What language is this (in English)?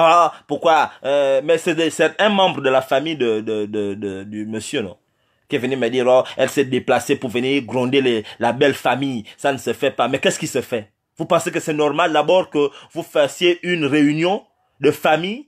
French